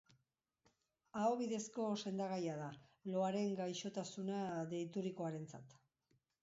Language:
Basque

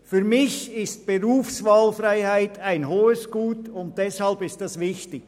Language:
Swiss German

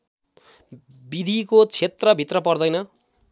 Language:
Nepali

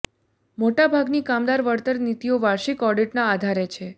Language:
Gujarati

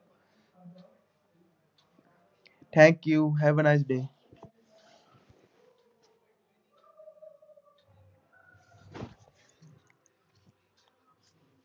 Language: Punjabi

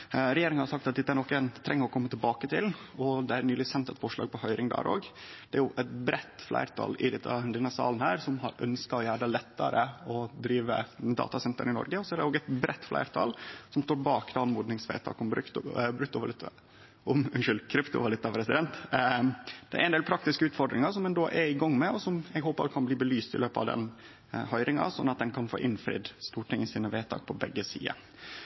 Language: Norwegian Nynorsk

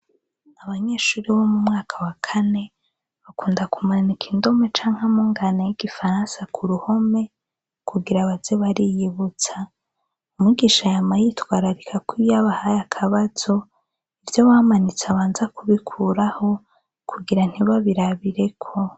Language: Rundi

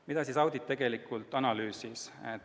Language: Estonian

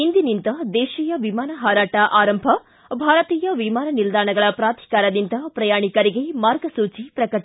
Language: Kannada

